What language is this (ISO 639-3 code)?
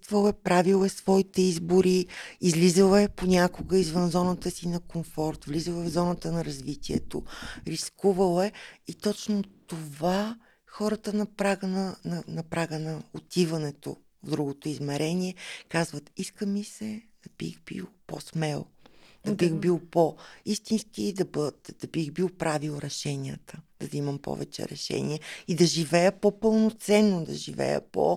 bul